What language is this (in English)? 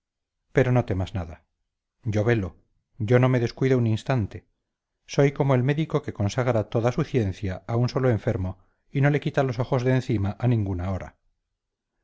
Spanish